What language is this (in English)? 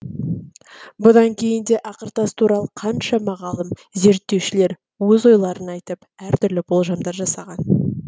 Kazakh